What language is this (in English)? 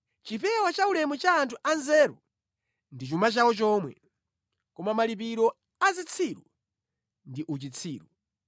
Nyanja